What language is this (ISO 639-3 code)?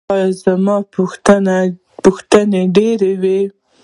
pus